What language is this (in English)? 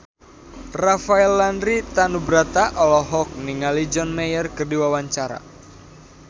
Sundanese